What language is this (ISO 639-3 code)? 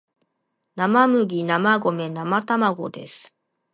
jpn